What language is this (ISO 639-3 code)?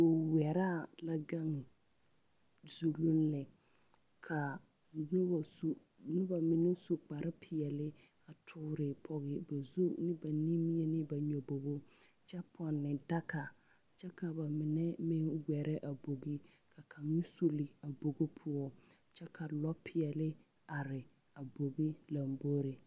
dga